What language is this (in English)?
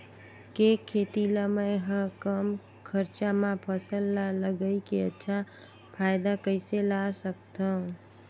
Chhattisgarhi